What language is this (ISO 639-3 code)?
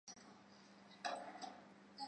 zho